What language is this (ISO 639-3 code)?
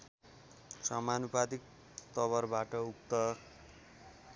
nep